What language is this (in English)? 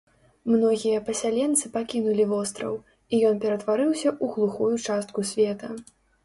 Belarusian